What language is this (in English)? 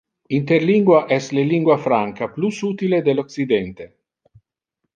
Interlingua